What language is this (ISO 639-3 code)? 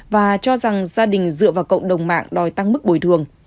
vie